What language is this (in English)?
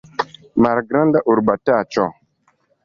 Esperanto